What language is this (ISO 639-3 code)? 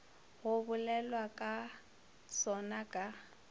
nso